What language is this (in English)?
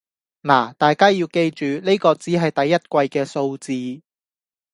Cantonese